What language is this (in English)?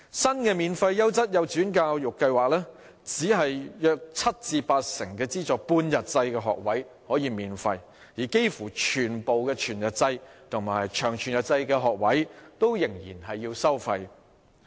Cantonese